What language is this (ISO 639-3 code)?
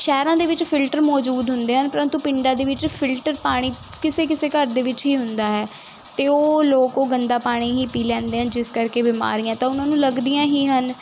pan